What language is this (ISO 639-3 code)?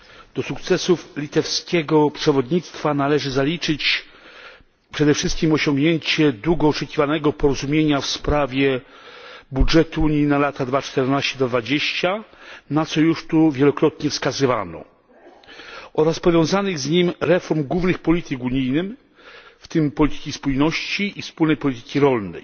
pol